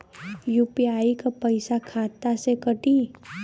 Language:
Bhojpuri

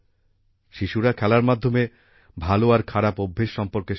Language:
Bangla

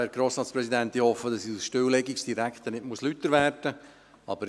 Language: Swiss German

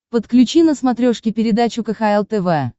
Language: Russian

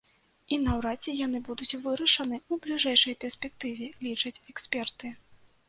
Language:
Belarusian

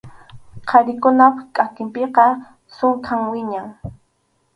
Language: Arequipa-La Unión Quechua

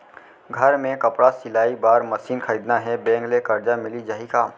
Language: Chhattisgarhi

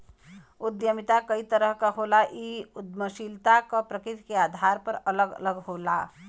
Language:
Bhojpuri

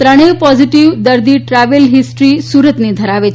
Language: Gujarati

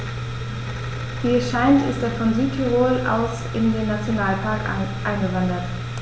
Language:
German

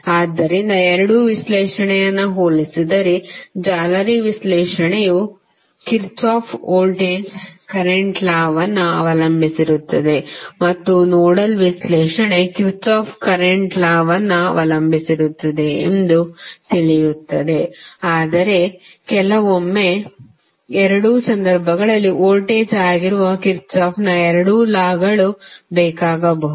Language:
Kannada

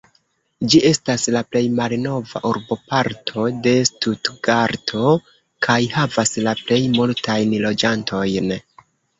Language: Esperanto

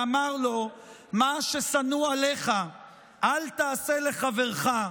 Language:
Hebrew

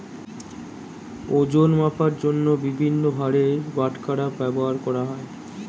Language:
Bangla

